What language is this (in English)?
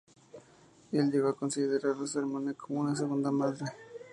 Spanish